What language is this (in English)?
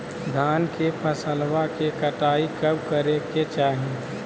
Magahi